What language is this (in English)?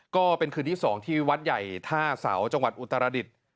Thai